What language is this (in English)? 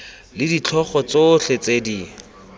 Tswana